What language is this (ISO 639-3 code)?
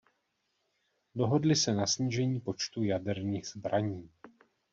ces